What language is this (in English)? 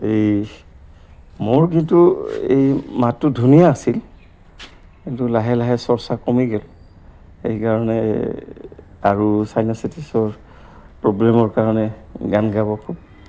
Assamese